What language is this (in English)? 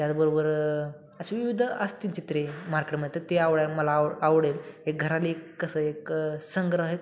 Marathi